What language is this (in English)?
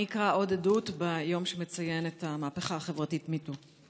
Hebrew